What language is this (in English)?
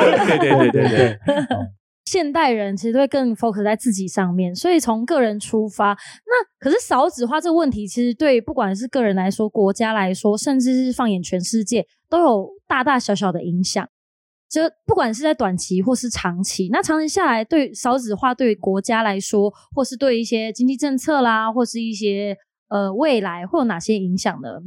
Chinese